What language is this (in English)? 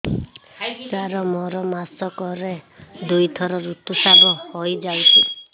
Odia